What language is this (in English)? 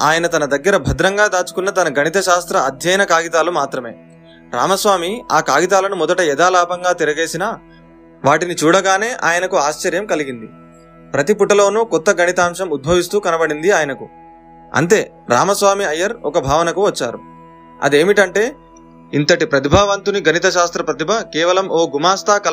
Telugu